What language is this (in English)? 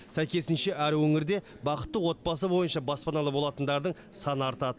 Kazakh